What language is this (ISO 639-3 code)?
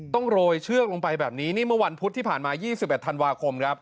tha